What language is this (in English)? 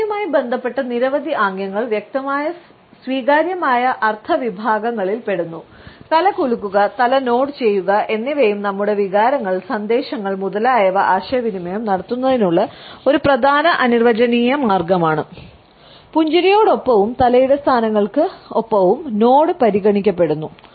Malayalam